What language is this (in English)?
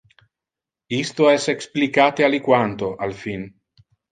Interlingua